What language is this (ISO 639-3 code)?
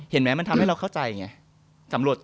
tha